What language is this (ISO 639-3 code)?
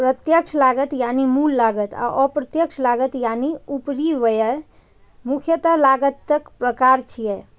mai